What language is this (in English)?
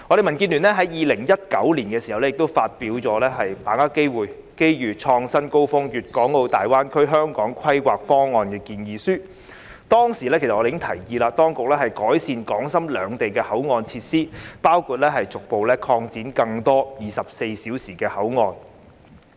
Cantonese